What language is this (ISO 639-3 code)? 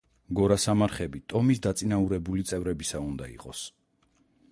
kat